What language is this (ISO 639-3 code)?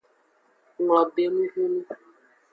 ajg